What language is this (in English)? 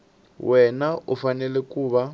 Tsonga